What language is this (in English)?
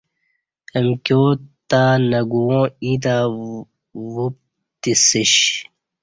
Kati